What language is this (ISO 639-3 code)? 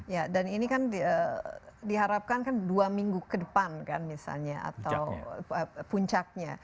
ind